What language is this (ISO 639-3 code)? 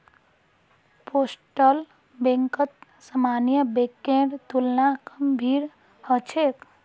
mag